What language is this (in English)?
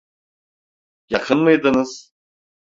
Turkish